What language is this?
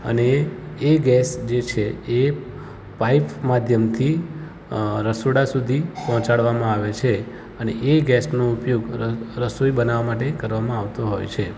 Gujarati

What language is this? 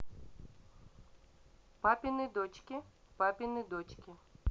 Russian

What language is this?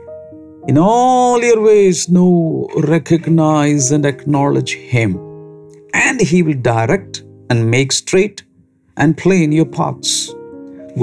Malayalam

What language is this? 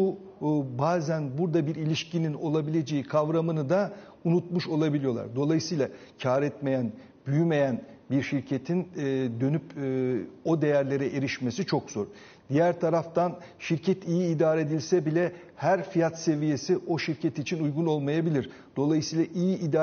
Turkish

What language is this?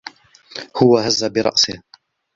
Arabic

